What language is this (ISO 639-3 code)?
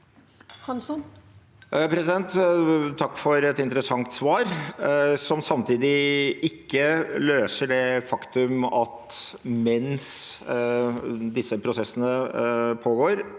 nor